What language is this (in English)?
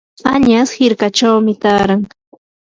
Yanahuanca Pasco Quechua